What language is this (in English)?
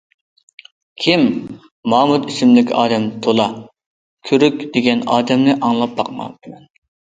Uyghur